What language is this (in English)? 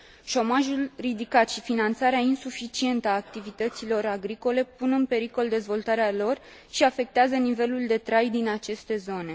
Romanian